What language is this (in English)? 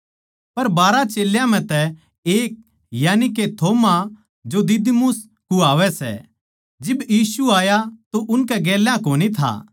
Haryanvi